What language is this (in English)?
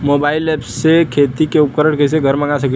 Bhojpuri